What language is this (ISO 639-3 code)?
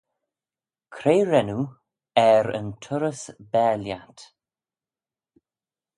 glv